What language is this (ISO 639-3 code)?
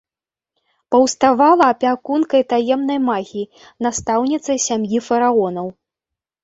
bel